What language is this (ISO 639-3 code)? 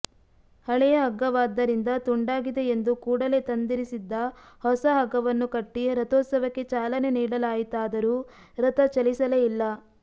kan